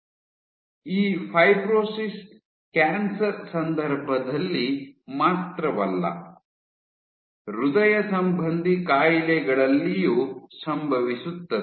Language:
Kannada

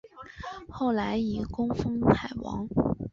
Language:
Chinese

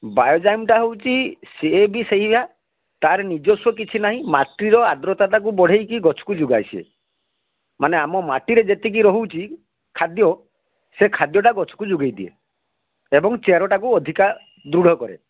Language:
Odia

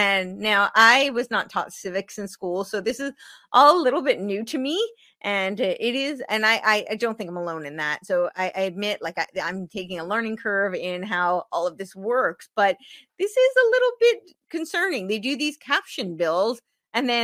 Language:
English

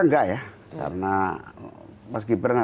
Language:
Indonesian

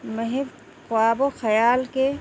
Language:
Urdu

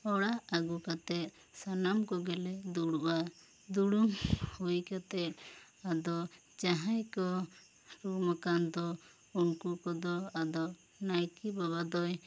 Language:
Santali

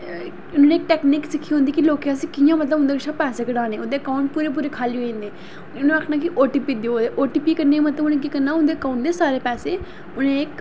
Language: Dogri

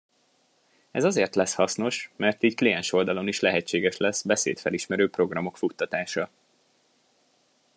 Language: Hungarian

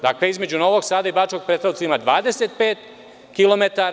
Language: Serbian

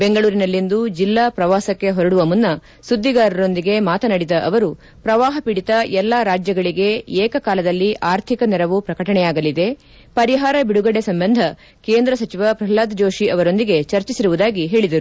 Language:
Kannada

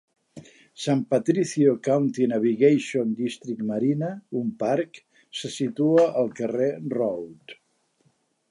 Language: Catalan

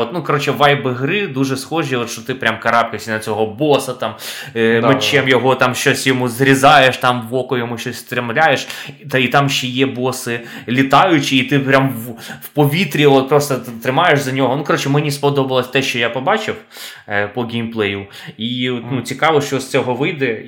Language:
Ukrainian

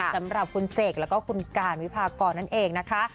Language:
Thai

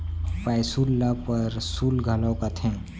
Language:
Chhattisgarhi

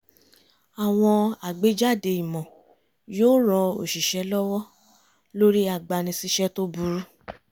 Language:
Yoruba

